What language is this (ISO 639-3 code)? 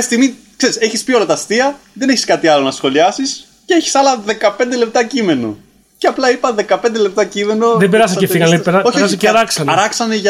ell